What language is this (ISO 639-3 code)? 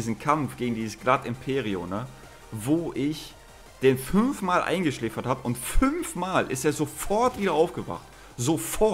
deu